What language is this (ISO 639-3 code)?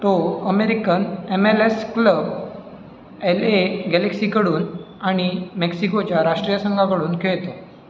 mar